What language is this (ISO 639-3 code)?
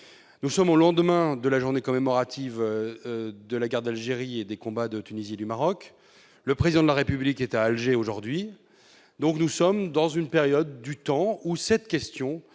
fra